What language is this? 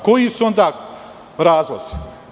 Serbian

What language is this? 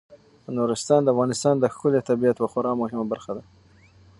Pashto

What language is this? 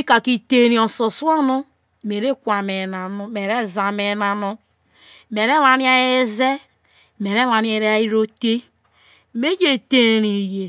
Isoko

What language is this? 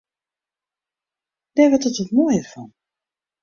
Western Frisian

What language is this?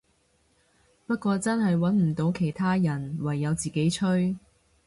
Cantonese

